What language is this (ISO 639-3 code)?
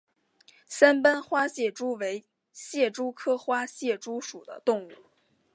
zho